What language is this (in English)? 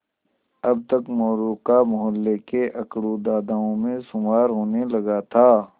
Hindi